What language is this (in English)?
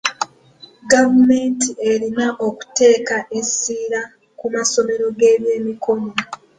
Ganda